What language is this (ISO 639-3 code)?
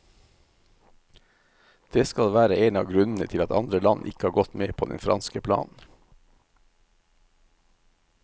nor